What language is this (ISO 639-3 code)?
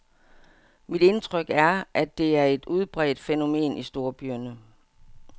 dan